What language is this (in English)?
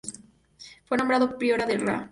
Spanish